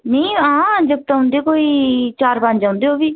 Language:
Dogri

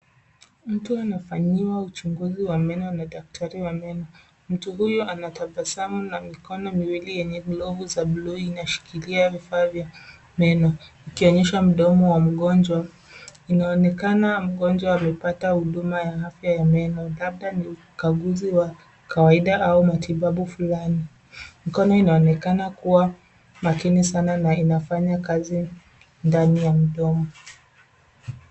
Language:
Swahili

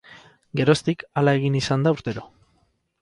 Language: Basque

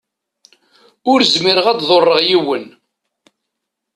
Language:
Kabyle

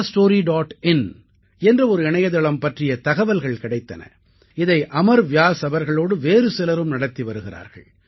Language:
Tamil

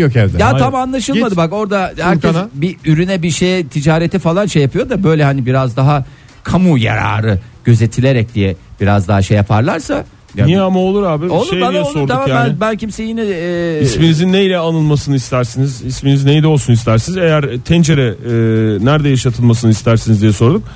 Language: Turkish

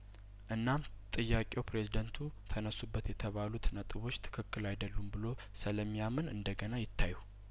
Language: Amharic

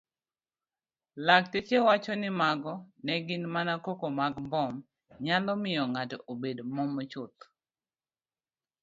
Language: Luo (Kenya and Tanzania)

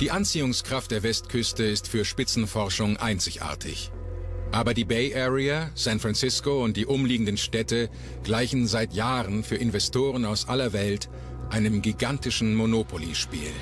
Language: German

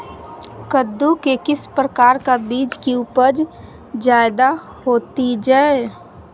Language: Magahi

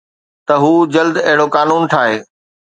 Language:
Sindhi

